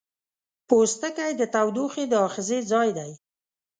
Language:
Pashto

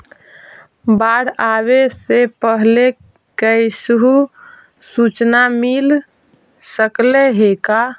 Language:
Magahi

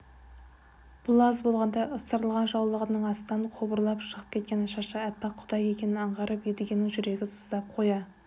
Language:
Kazakh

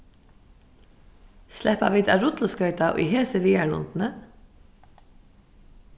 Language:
Faroese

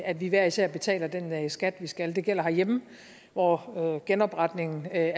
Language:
Danish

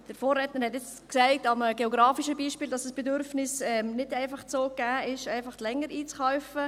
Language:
Swiss German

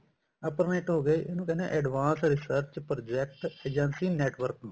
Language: Punjabi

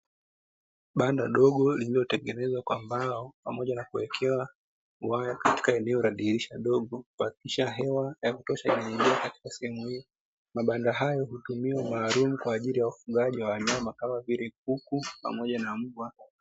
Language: Swahili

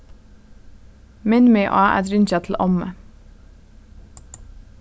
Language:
Faroese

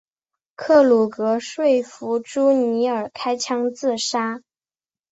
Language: Chinese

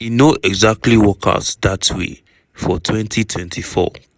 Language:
Nigerian Pidgin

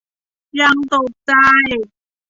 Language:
Thai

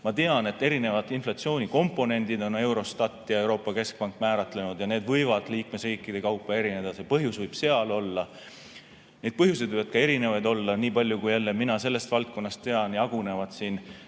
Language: Estonian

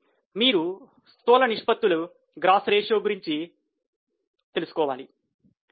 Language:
Telugu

